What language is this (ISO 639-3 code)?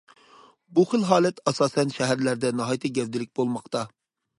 uig